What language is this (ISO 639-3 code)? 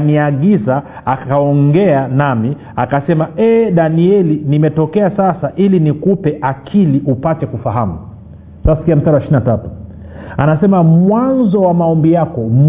swa